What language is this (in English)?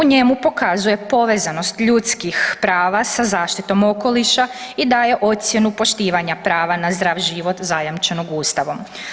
Croatian